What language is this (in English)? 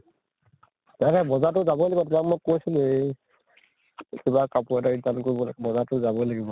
Assamese